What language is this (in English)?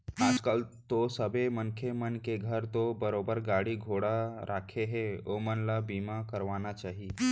Chhattisgarhi